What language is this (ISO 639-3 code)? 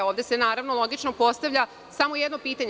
srp